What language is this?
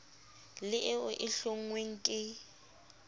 Southern Sotho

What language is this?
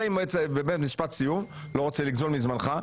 Hebrew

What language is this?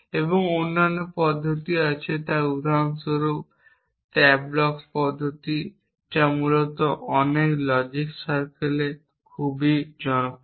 Bangla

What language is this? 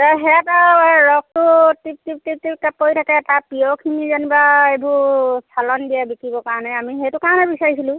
Assamese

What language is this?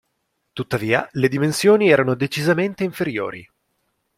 Italian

